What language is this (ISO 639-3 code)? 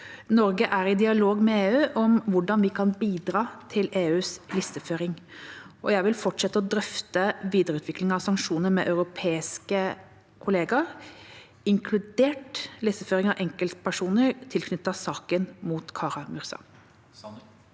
nor